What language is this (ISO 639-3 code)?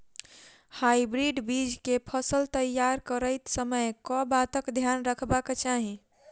mai